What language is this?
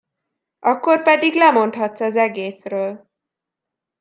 Hungarian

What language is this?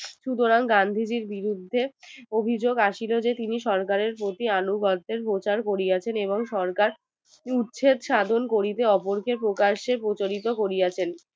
Bangla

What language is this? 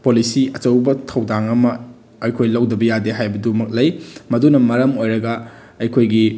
Manipuri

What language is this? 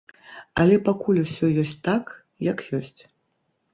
Belarusian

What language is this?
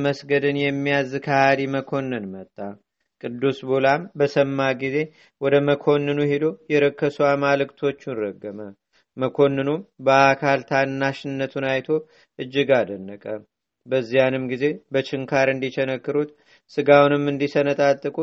Amharic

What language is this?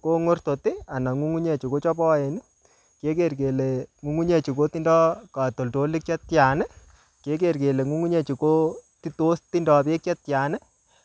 Kalenjin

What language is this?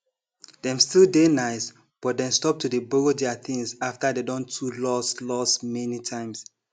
Nigerian Pidgin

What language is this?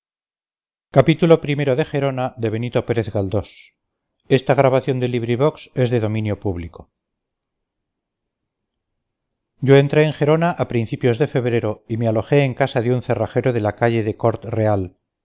Spanish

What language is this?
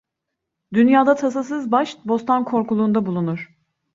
Turkish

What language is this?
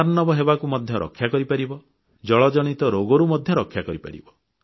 Odia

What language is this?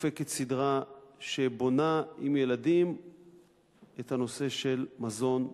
Hebrew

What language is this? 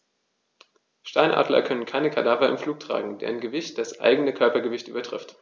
German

